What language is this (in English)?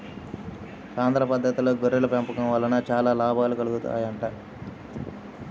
Telugu